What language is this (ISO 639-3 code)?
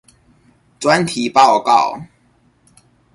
zho